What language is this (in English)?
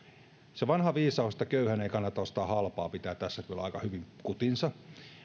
Finnish